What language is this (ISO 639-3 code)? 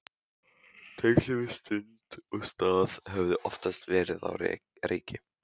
isl